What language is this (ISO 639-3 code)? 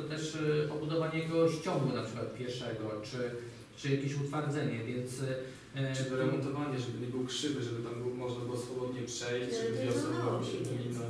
pol